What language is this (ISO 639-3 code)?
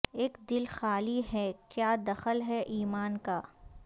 urd